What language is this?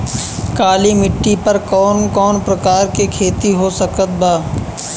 Bhojpuri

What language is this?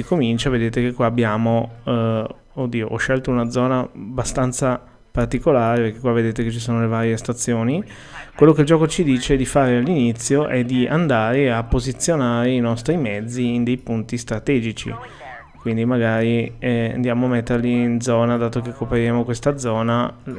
Italian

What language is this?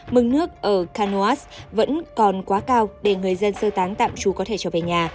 Vietnamese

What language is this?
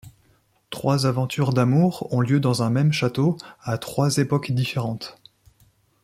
French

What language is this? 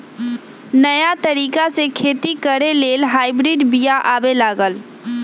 Magahi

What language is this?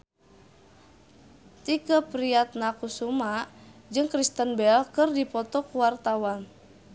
Sundanese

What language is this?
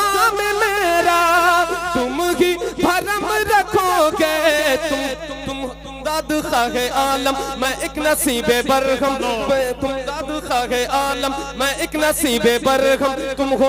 Hindi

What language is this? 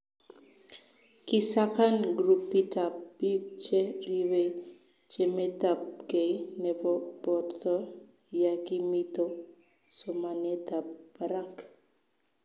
Kalenjin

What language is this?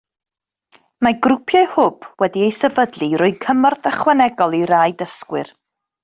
Welsh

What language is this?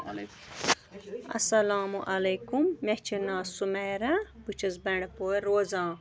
Kashmiri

